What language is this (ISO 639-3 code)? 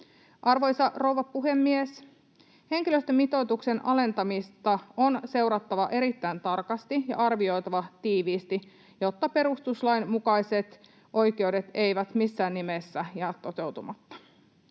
fin